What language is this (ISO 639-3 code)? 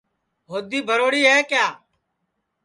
ssi